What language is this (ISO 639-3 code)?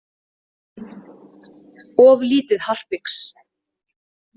isl